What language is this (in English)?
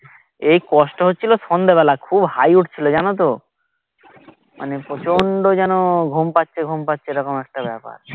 Bangla